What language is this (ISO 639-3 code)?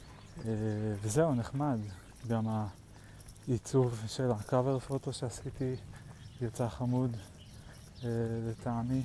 heb